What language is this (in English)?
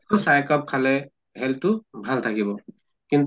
Assamese